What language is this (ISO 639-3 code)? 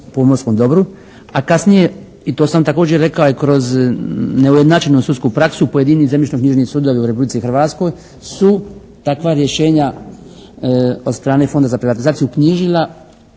hrv